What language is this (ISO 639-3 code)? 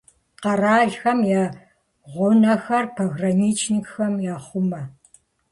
kbd